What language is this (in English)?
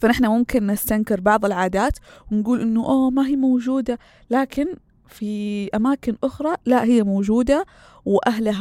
Arabic